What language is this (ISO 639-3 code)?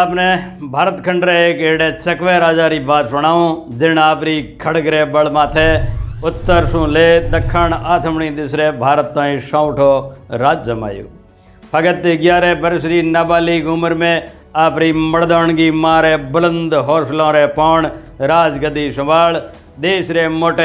hin